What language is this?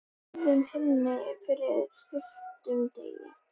Icelandic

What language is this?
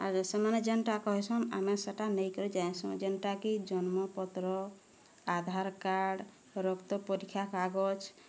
Odia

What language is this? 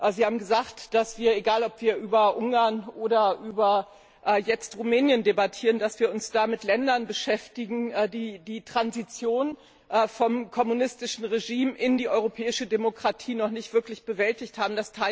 German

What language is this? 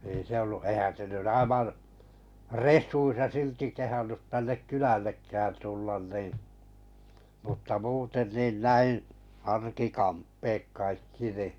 Finnish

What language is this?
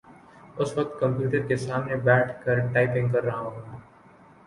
Urdu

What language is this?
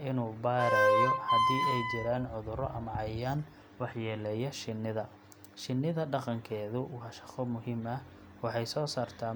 Somali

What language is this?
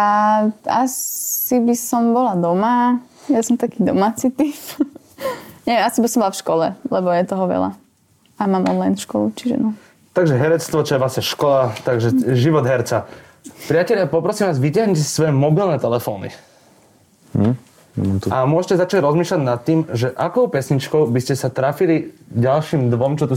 Slovak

